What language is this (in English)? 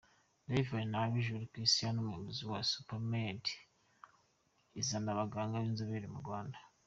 Kinyarwanda